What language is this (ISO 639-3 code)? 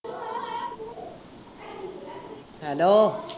pan